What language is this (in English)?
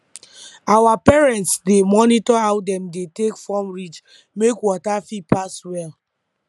Nigerian Pidgin